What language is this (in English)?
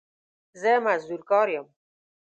Pashto